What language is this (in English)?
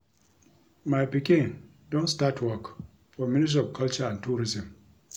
Nigerian Pidgin